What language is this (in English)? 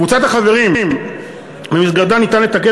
Hebrew